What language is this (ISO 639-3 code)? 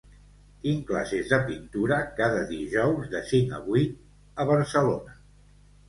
cat